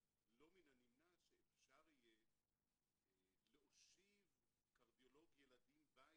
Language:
Hebrew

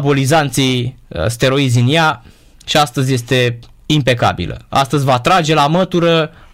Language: Romanian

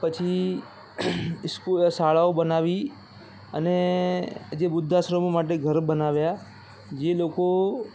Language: Gujarati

